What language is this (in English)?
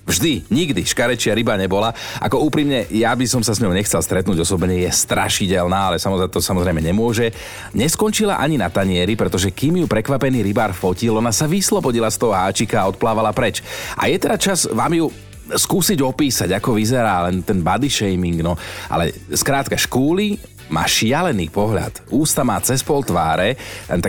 Slovak